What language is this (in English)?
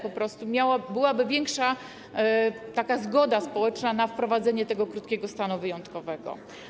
Polish